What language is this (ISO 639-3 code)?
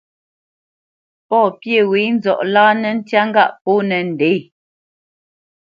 bce